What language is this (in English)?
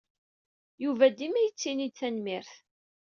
Kabyle